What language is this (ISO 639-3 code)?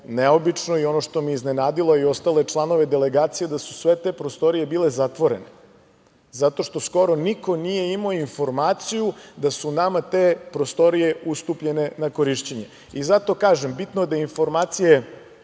srp